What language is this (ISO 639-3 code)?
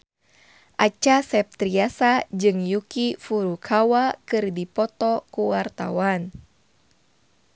sun